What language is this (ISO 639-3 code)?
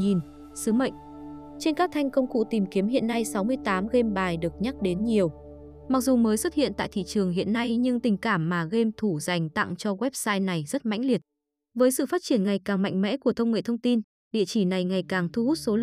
vie